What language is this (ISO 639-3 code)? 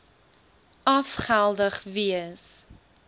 afr